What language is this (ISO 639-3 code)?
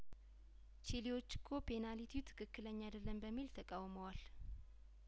amh